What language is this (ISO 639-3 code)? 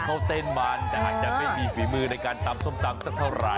tha